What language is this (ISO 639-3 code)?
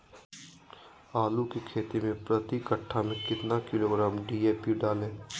mag